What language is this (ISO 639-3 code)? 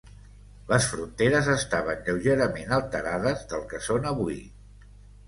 cat